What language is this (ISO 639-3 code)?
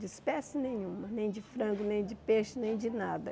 por